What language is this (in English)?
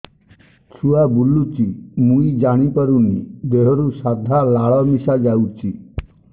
Odia